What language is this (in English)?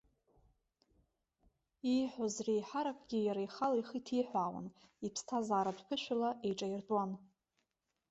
Abkhazian